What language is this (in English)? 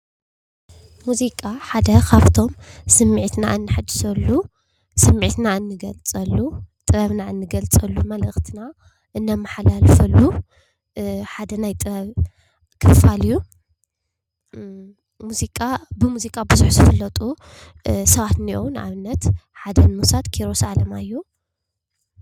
Tigrinya